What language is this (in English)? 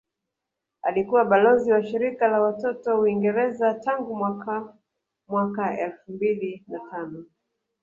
Swahili